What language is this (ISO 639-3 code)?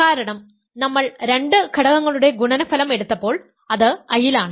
mal